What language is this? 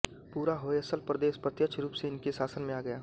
Hindi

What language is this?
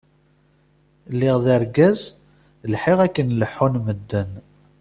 Kabyle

